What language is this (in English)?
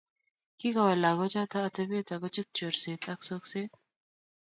Kalenjin